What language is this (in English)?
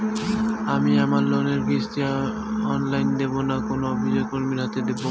Bangla